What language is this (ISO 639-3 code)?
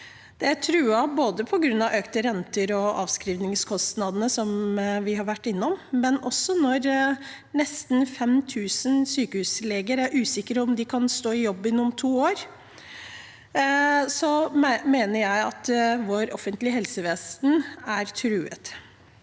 nor